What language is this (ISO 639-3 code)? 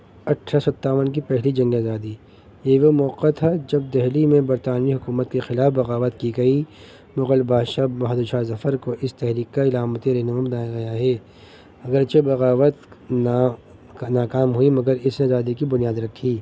urd